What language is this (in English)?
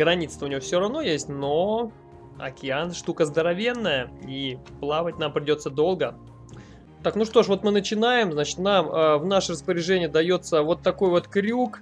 Russian